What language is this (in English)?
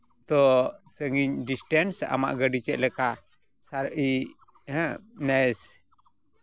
Santali